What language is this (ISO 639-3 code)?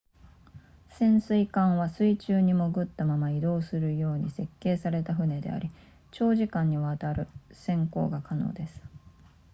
jpn